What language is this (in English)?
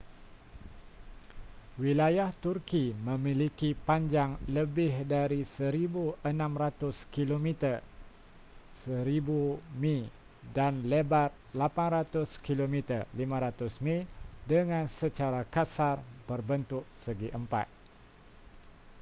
Malay